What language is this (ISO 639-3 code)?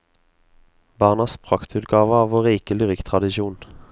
nor